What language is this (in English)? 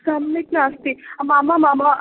Sanskrit